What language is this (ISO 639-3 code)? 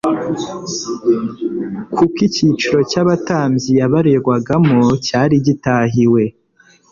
kin